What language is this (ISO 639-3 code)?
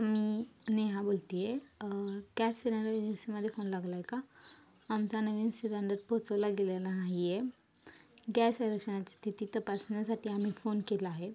mar